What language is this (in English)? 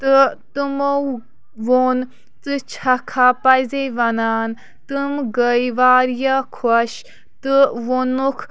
Kashmiri